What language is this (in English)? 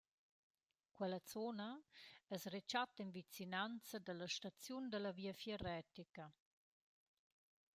Romansh